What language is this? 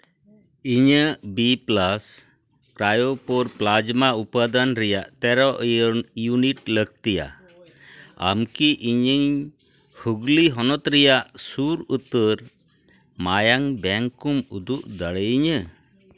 Santali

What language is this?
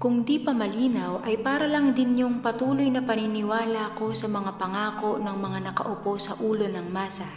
Filipino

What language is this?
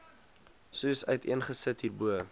Afrikaans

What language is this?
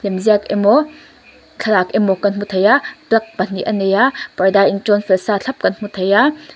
Mizo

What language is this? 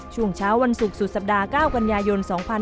Thai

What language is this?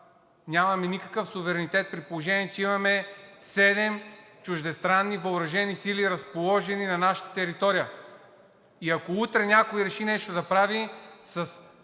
Bulgarian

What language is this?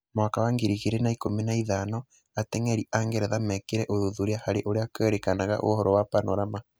Kikuyu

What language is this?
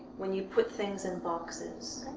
English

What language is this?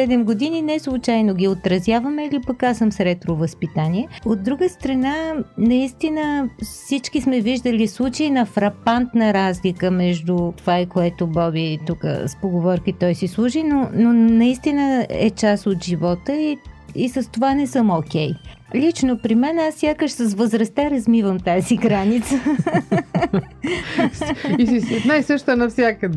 Bulgarian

